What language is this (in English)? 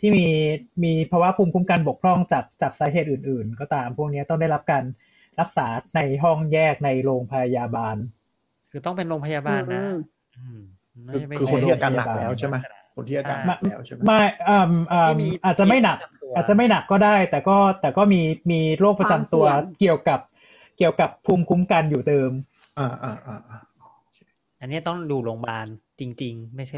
Thai